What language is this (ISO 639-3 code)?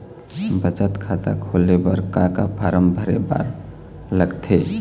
hne